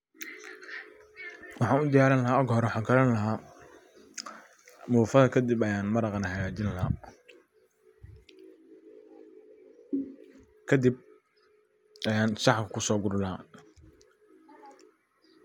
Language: Somali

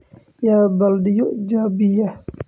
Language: Somali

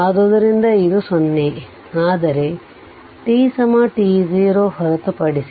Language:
Kannada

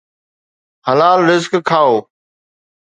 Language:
Sindhi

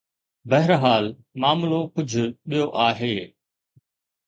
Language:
Sindhi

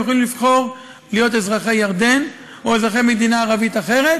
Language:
Hebrew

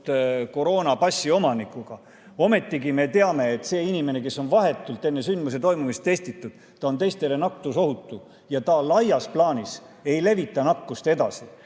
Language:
Estonian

